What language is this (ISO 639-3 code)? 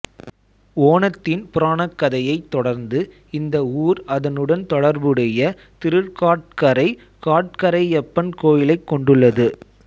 tam